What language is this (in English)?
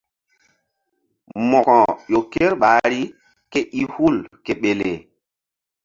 Mbum